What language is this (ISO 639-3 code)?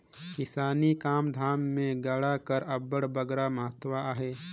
hne